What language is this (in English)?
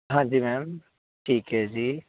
Punjabi